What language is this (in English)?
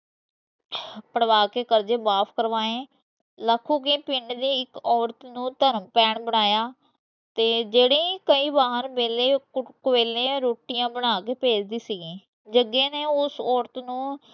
Punjabi